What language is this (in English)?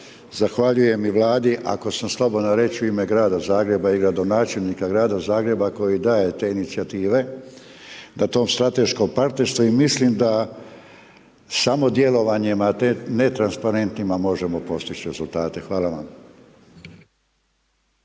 Croatian